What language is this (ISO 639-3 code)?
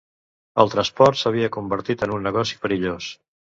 cat